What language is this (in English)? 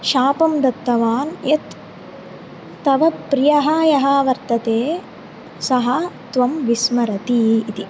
Sanskrit